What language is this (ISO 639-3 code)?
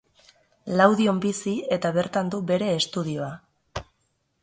eus